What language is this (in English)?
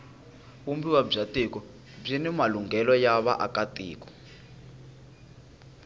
Tsonga